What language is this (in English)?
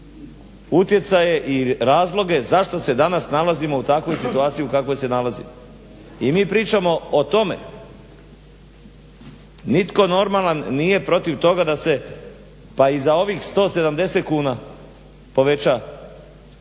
Croatian